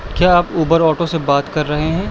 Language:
Urdu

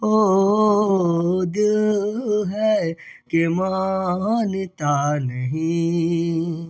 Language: Maithili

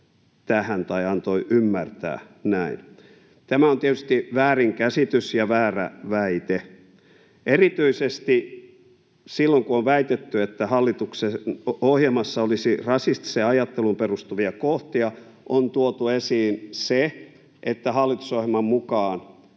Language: Finnish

